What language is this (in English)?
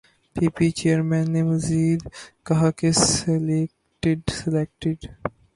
Urdu